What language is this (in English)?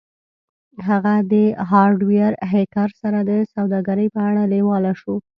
Pashto